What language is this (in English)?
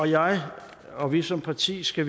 Danish